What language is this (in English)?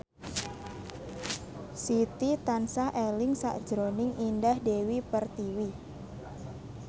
Javanese